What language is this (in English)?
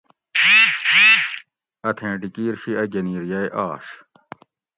Gawri